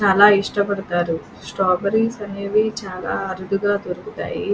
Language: Telugu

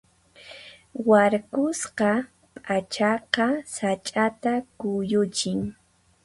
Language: Puno Quechua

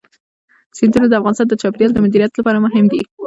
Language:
Pashto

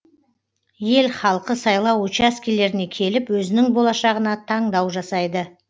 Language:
Kazakh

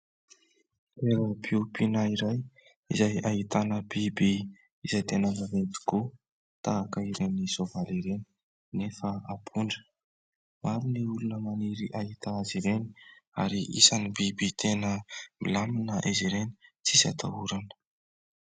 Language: Malagasy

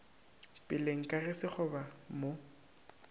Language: Northern Sotho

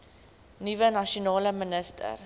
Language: Afrikaans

